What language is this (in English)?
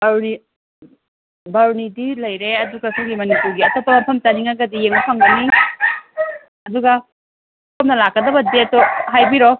Manipuri